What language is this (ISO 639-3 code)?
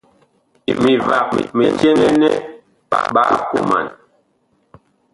bkh